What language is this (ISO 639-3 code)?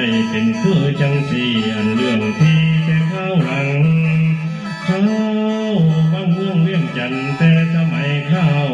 tha